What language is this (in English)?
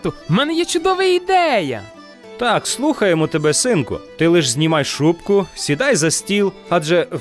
Ukrainian